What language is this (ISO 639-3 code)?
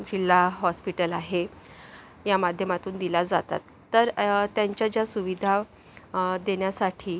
mar